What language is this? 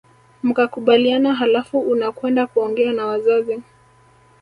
Swahili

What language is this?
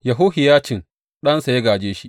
Hausa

